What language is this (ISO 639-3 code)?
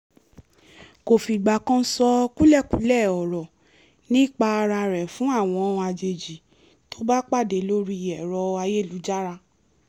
yor